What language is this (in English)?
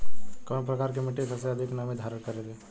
Bhojpuri